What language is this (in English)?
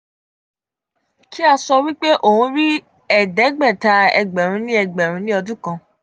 Yoruba